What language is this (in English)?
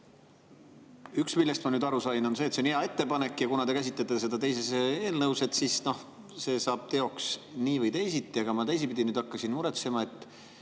Estonian